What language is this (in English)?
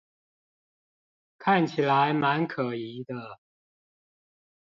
Chinese